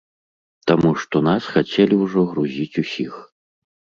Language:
Belarusian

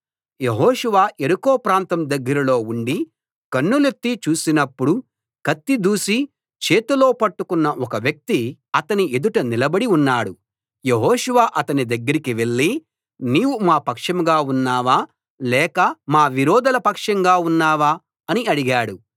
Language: Telugu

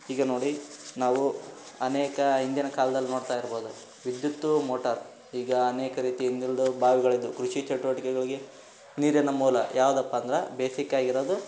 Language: Kannada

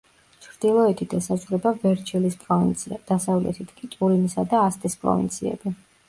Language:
Georgian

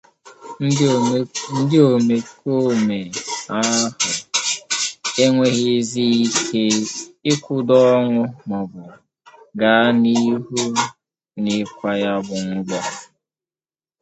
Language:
Igbo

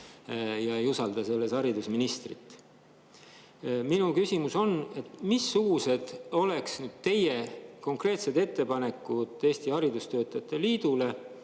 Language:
Estonian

